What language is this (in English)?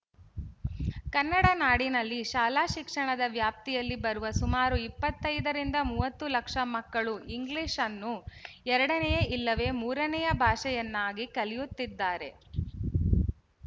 Kannada